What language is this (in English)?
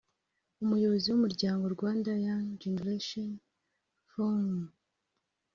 Kinyarwanda